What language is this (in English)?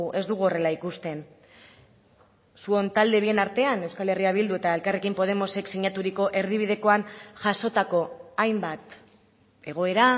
Basque